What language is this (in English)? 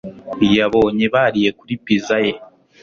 Kinyarwanda